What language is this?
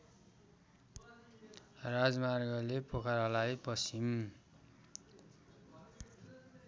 Nepali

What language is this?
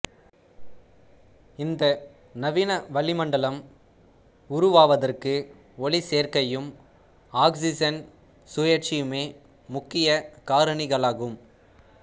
Tamil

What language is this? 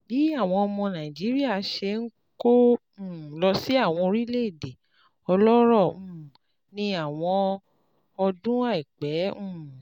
Yoruba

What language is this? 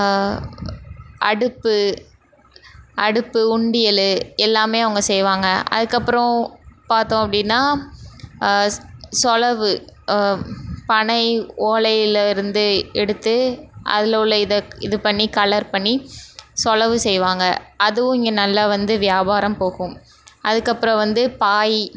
Tamil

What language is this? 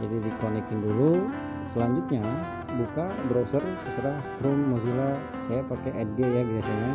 Indonesian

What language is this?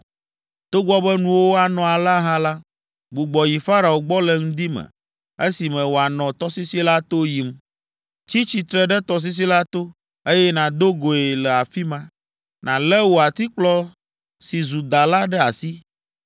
Ewe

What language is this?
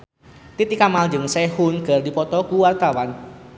Sundanese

